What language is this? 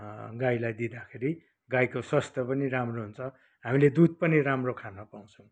Nepali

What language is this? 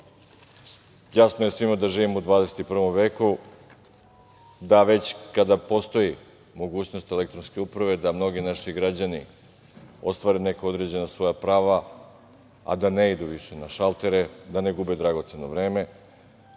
Serbian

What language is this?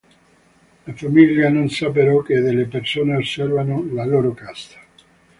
Italian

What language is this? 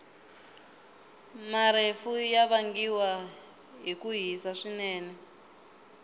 Tsonga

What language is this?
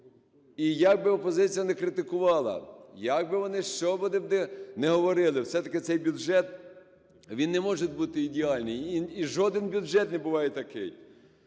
Ukrainian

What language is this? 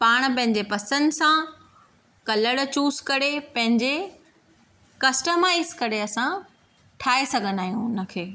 Sindhi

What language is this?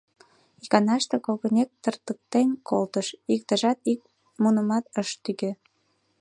Mari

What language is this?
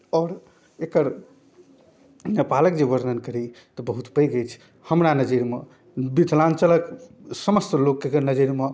Maithili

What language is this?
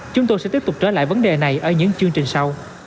Vietnamese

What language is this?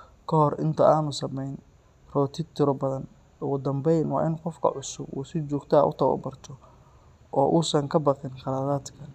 Somali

